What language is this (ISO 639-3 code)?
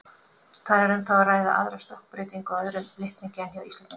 isl